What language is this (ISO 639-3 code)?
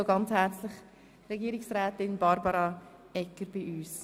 gsw